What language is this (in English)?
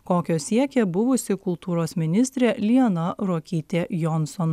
Lithuanian